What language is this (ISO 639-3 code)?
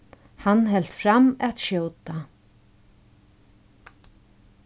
fao